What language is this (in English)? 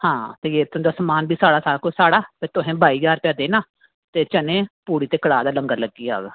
Dogri